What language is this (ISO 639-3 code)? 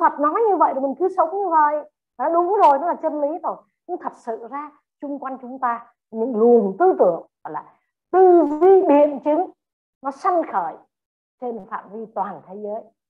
vie